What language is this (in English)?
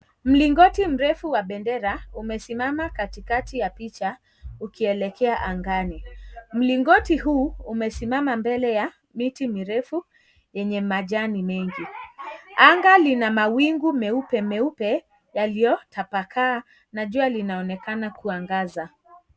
Swahili